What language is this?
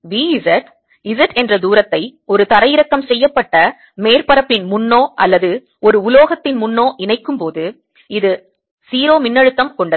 Tamil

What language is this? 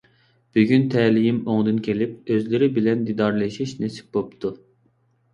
Uyghur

